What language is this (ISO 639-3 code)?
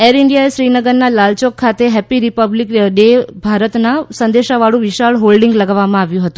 guj